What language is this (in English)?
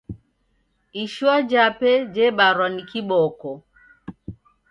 Taita